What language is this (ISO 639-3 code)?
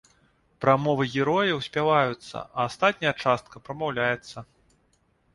bel